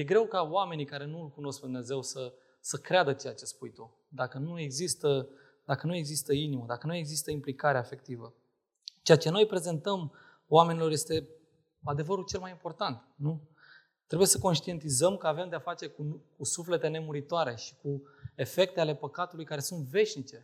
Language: Romanian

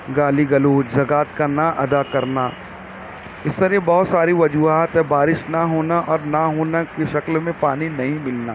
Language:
Urdu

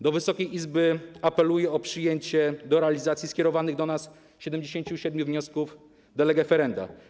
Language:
Polish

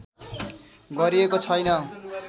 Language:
Nepali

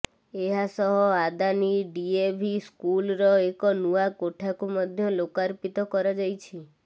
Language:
Odia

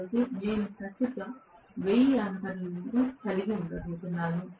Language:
Telugu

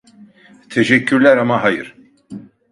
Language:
Turkish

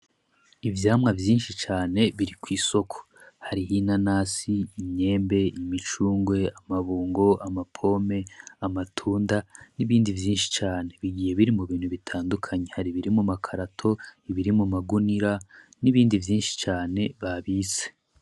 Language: Rundi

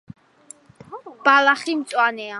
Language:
Georgian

